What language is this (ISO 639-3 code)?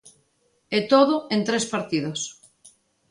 glg